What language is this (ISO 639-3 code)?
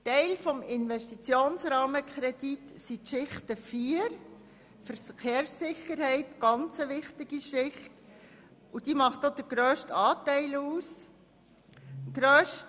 gsw